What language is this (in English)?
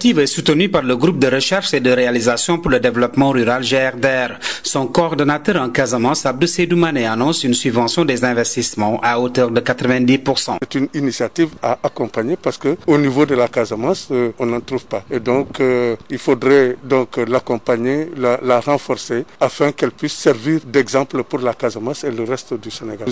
French